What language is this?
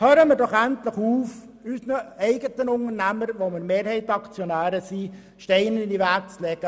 Swiss German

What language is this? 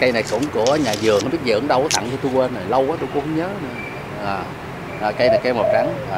Vietnamese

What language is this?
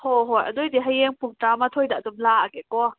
Manipuri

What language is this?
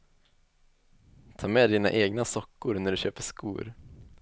Swedish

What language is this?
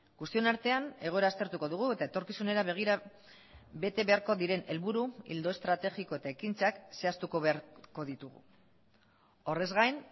Basque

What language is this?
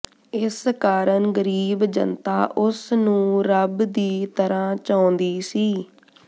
Punjabi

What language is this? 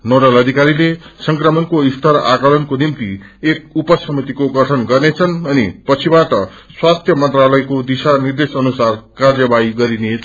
Nepali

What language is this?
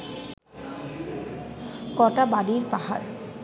Bangla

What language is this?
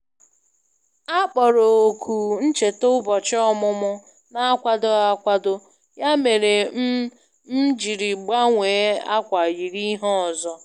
Igbo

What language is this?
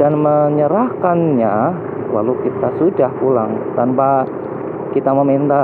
Indonesian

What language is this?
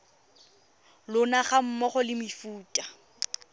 Tswana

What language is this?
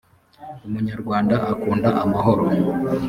Kinyarwanda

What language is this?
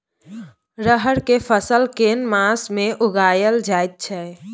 Maithili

